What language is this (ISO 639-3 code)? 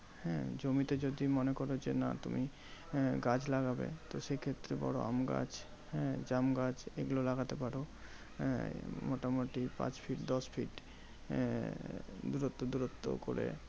ben